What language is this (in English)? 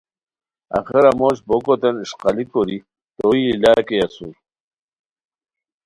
Khowar